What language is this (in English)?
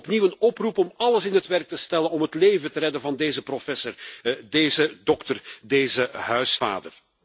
Dutch